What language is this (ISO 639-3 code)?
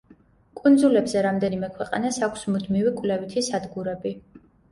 kat